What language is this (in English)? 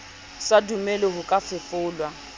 Southern Sotho